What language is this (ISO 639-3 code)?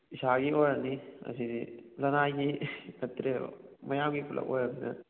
mni